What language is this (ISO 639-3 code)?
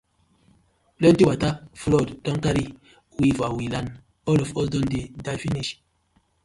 pcm